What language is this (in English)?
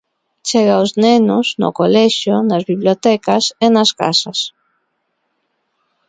Galician